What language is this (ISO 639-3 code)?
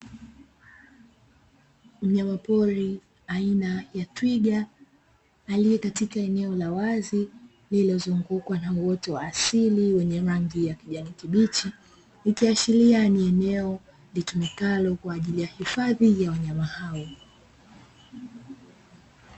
swa